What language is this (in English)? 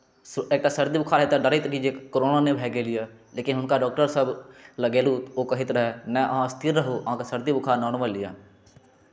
Maithili